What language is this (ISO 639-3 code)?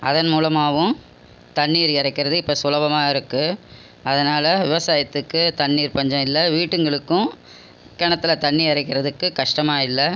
tam